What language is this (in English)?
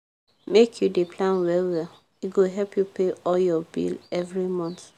Nigerian Pidgin